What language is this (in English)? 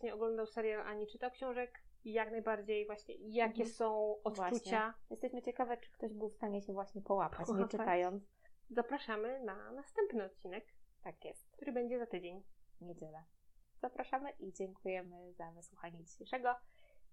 Polish